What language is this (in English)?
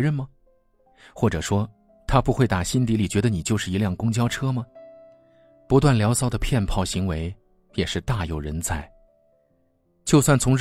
Chinese